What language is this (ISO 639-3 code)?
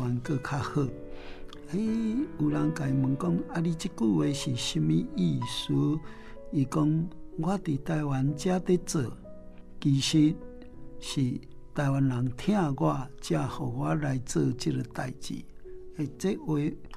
zho